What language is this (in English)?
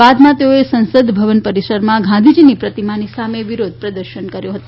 Gujarati